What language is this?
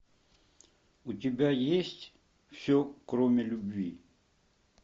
Russian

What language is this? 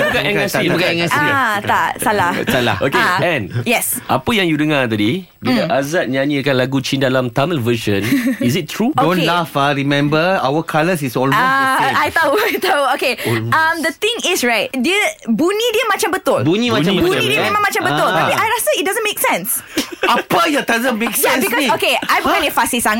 Malay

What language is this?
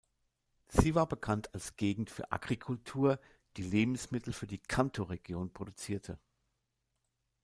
German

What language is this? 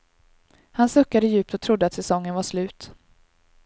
Swedish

